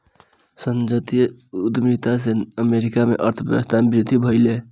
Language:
Maithili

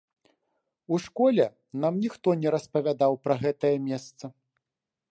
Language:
Belarusian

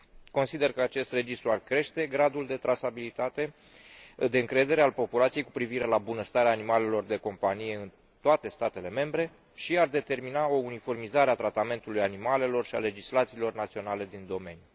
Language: Romanian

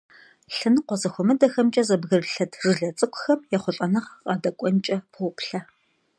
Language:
Kabardian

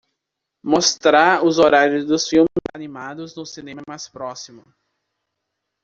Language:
Portuguese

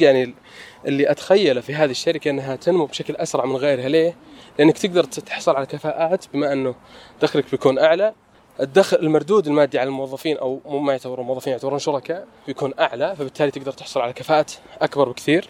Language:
Arabic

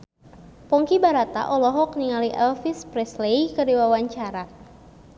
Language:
Sundanese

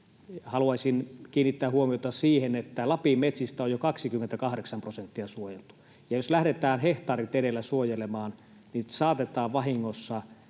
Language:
Finnish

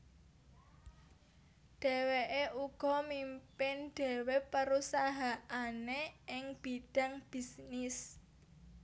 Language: Javanese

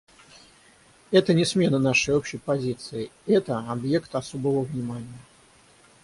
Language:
Russian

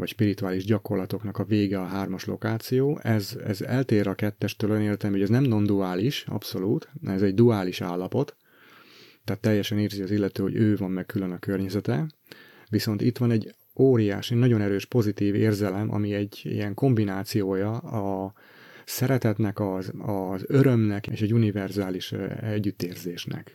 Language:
Hungarian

